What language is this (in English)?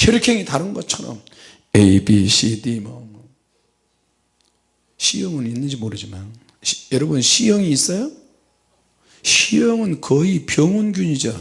Korean